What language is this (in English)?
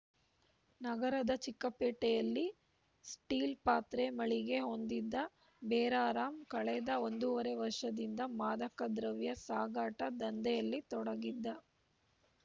Kannada